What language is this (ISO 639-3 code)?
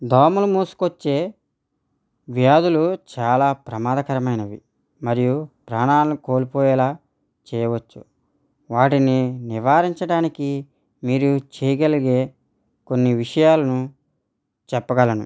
tel